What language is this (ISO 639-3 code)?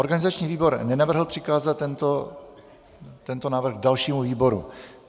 ces